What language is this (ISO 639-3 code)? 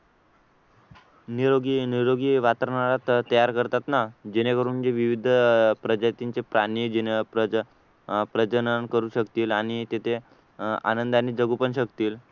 mar